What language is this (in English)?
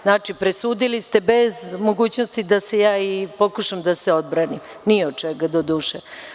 Serbian